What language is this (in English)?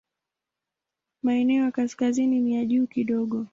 Swahili